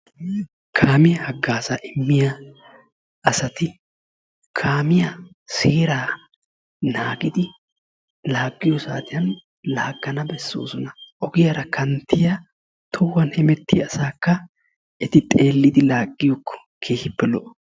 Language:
Wolaytta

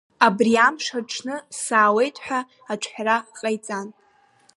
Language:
Abkhazian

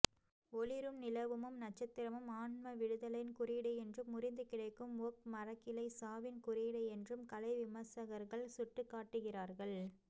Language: Tamil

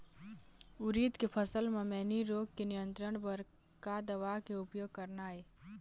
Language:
Chhattisgarhi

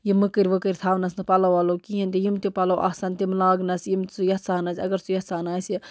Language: Kashmiri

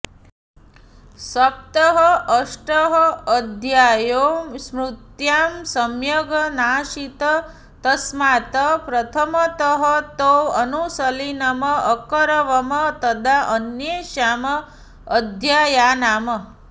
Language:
Sanskrit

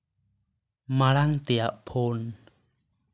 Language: Santali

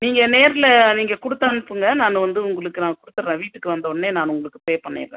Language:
Tamil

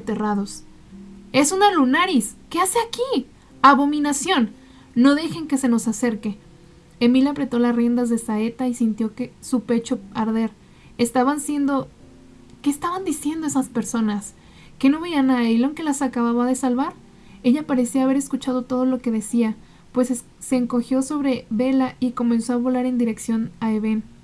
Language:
Spanish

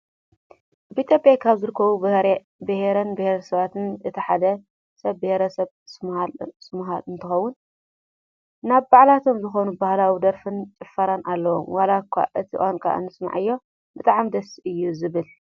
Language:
Tigrinya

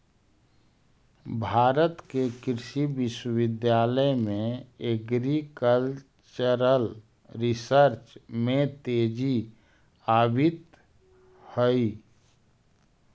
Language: Magahi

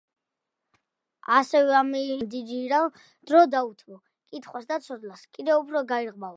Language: Georgian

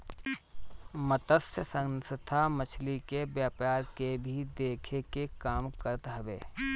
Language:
Bhojpuri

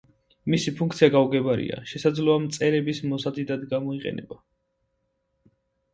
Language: Georgian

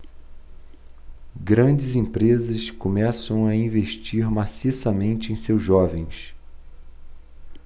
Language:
Portuguese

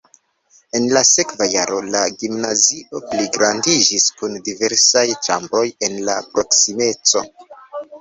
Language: Esperanto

